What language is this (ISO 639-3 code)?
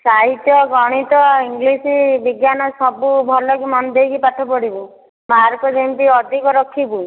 ori